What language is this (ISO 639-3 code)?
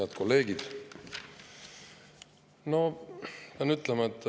est